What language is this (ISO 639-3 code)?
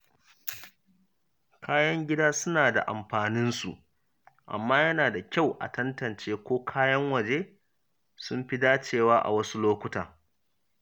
hau